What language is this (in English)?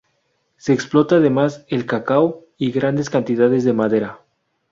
Spanish